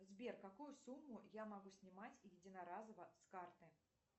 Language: Russian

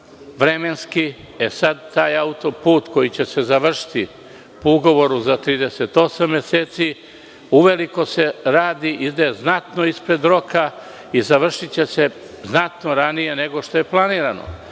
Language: Serbian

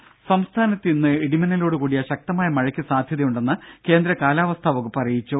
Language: Malayalam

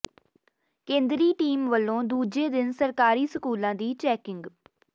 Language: Punjabi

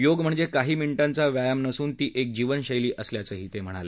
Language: Marathi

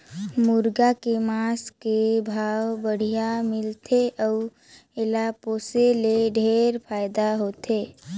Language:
Chhattisgarhi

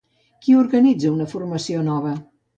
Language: Catalan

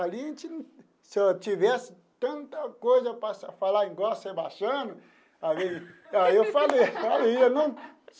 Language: Portuguese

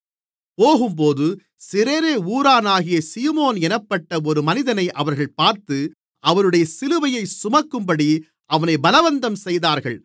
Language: Tamil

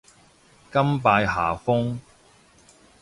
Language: Cantonese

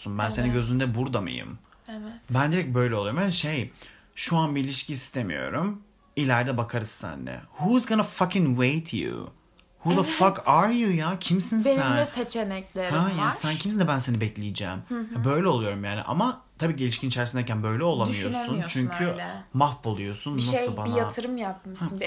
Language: Turkish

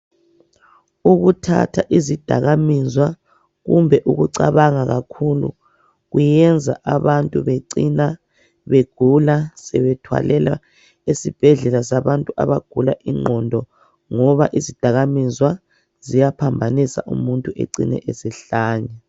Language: North Ndebele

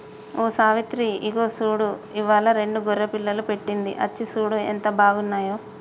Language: Telugu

